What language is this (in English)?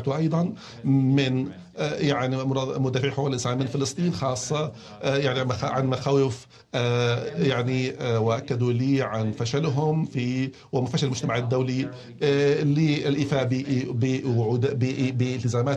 Arabic